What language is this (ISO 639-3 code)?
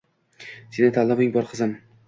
uzb